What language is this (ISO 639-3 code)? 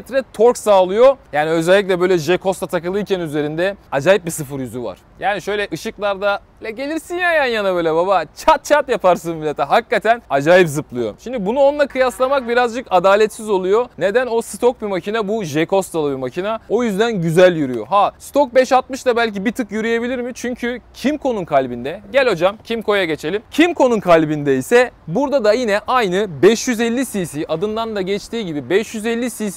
tur